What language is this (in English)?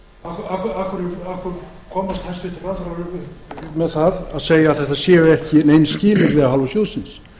Icelandic